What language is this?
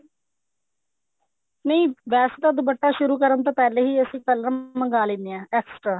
Punjabi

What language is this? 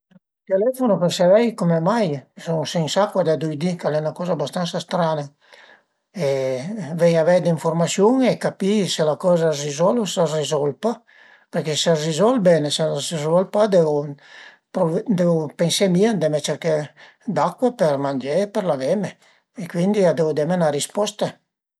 Piedmontese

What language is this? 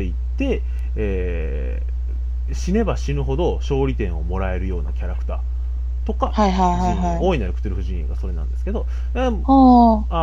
Japanese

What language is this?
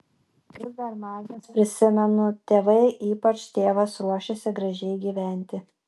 Lithuanian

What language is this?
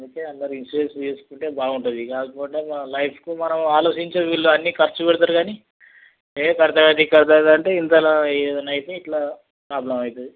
Telugu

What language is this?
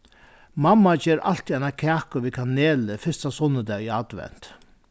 Faroese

